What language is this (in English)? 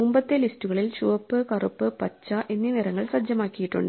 Malayalam